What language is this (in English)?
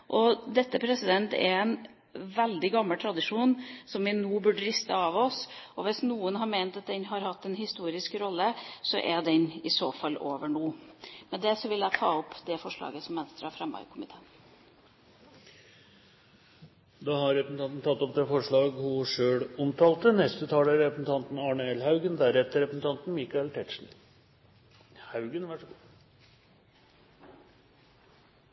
Norwegian